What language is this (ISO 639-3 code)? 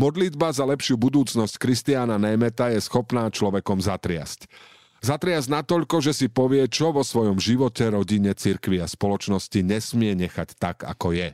slk